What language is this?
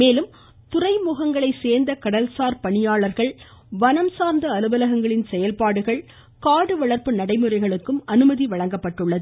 Tamil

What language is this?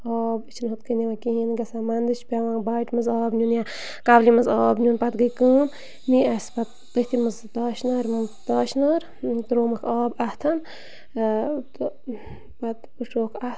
Kashmiri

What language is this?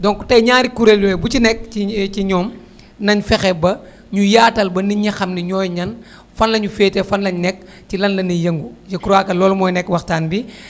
Wolof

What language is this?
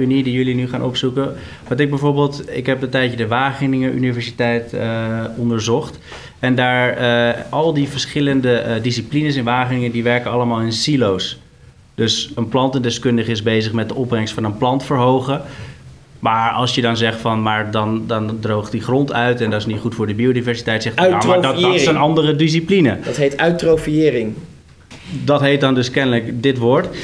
Dutch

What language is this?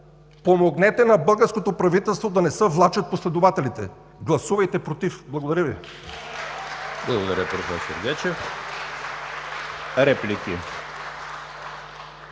Bulgarian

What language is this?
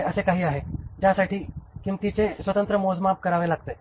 Marathi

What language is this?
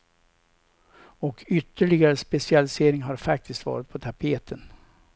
Swedish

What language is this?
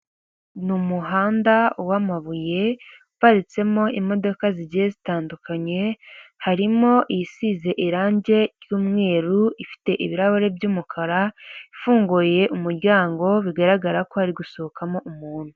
Kinyarwanda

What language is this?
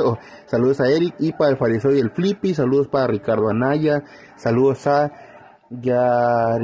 Spanish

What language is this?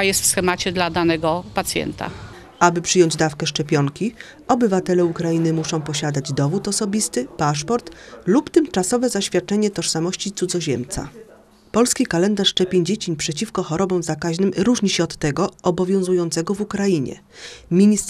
Polish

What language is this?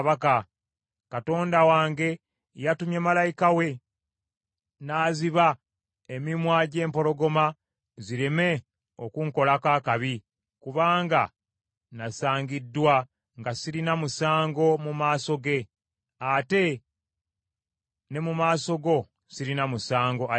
Ganda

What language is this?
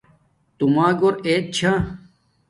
Domaaki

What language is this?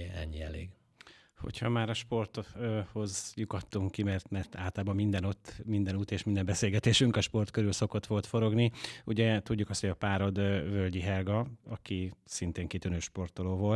Hungarian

